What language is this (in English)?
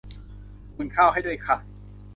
Thai